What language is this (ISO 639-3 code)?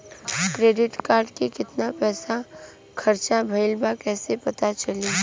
bho